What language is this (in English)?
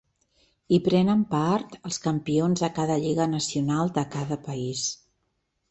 Catalan